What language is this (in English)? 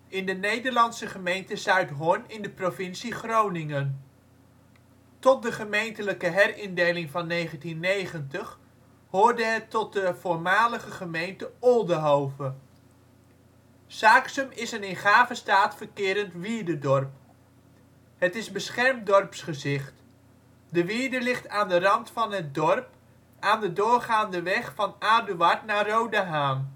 Dutch